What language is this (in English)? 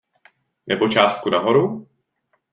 Czech